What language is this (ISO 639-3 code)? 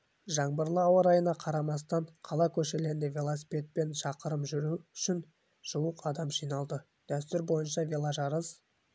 kaz